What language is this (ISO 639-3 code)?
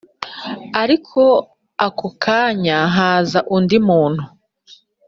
kin